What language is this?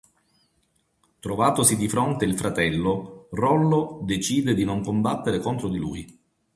Italian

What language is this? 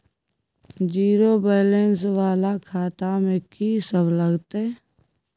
Maithili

